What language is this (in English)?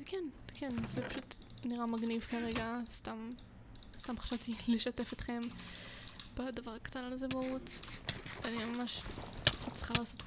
Hebrew